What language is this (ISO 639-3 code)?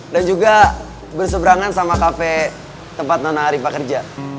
ind